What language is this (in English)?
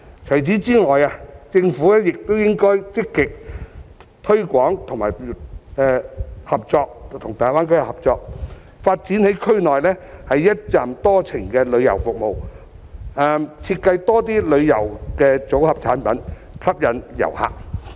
Cantonese